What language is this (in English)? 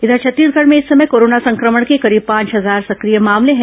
Hindi